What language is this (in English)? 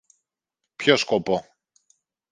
Greek